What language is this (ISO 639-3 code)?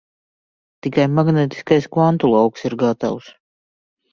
lav